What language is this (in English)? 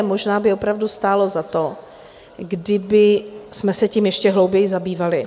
Czech